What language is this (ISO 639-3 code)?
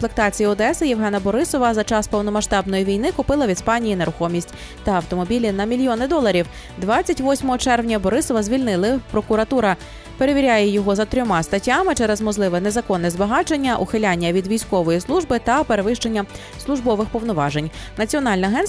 ukr